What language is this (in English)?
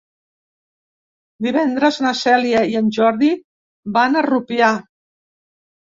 Catalan